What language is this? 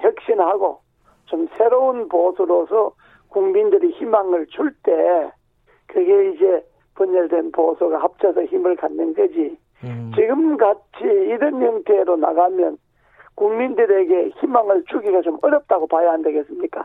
Korean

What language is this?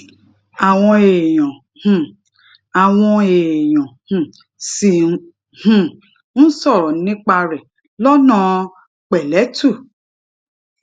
Yoruba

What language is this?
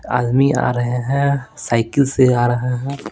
Hindi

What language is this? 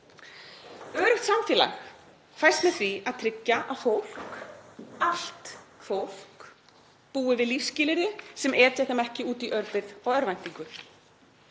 Icelandic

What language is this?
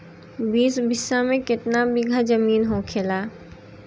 Bhojpuri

